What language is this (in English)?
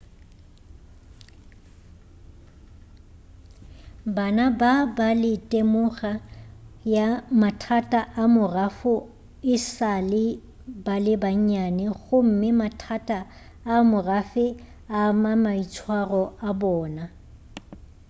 Northern Sotho